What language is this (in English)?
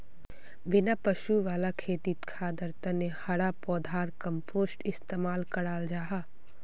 Magahi